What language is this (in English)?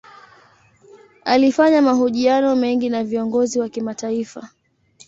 Swahili